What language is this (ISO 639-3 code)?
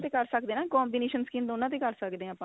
pan